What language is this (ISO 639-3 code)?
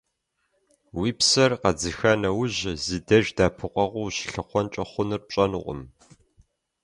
kbd